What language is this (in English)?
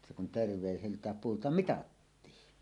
Finnish